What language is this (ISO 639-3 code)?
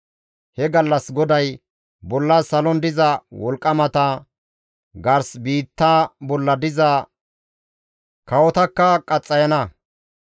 gmv